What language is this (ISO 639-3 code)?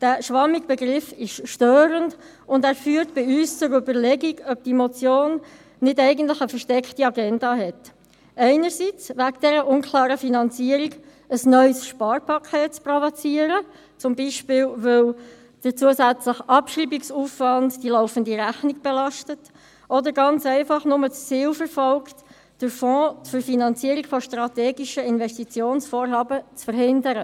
gsw